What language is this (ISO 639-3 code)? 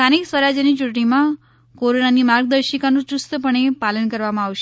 guj